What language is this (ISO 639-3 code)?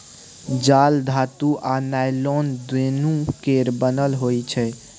mai